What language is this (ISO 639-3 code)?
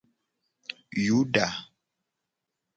gej